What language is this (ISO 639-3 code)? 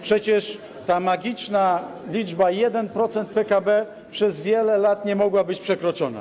pol